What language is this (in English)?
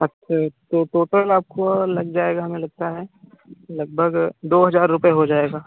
Hindi